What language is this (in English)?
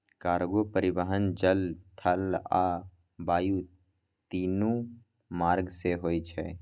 Maithili